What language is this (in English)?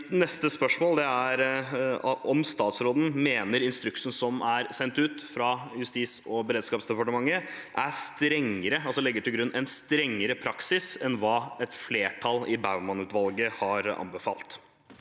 Norwegian